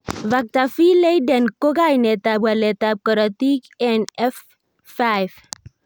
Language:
Kalenjin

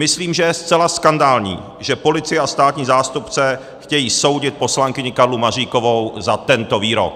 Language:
Czech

